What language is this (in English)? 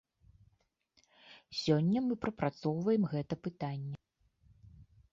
Belarusian